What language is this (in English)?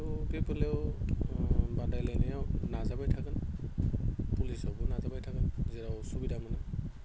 Bodo